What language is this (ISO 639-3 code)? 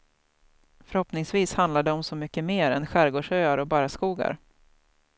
swe